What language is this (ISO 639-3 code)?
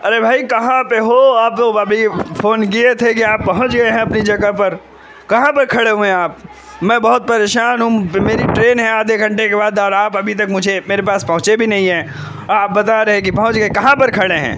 urd